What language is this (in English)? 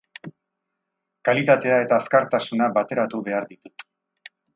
Basque